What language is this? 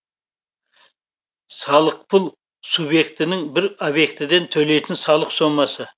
Kazakh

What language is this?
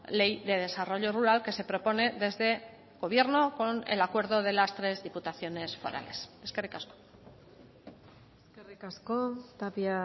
Spanish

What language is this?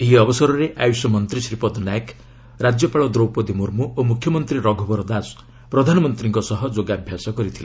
Odia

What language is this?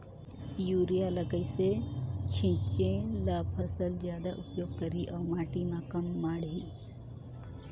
Chhattisgarhi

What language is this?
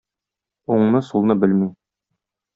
Tatar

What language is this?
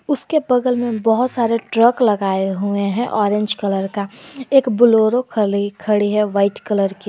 Hindi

